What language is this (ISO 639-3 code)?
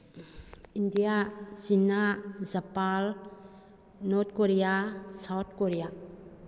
mni